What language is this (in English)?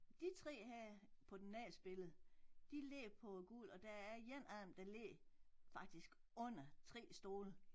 Danish